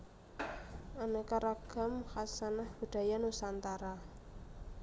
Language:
Javanese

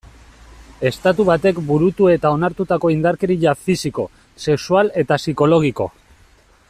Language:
Basque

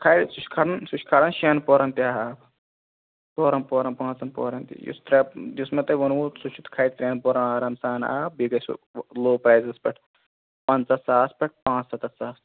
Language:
Kashmiri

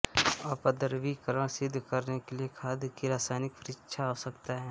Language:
Hindi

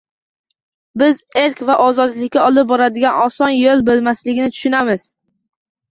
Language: Uzbek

